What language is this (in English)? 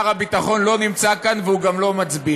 Hebrew